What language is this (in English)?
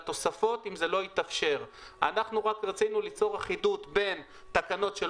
Hebrew